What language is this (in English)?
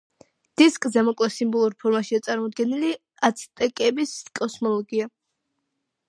Georgian